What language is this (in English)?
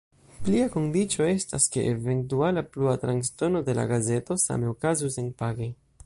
Esperanto